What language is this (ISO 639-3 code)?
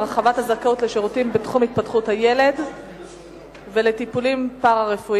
heb